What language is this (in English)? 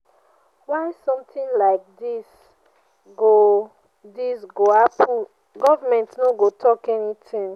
Nigerian Pidgin